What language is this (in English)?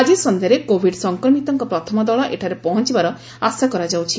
Odia